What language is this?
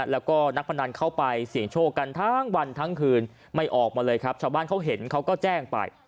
Thai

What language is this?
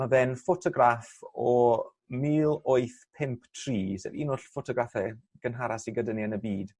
Welsh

